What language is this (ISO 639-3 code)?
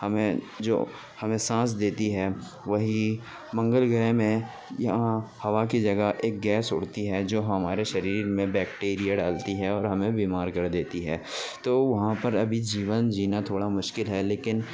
urd